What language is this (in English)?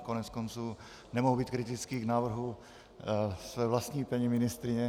Czech